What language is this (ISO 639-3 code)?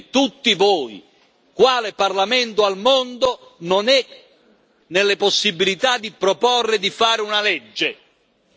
ita